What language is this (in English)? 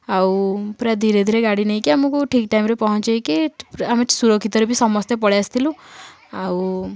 Odia